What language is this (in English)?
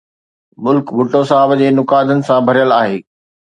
Sindhi